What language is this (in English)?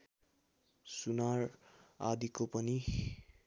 Nepali